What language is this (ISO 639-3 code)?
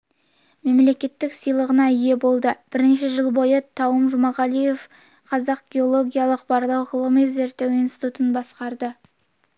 kaz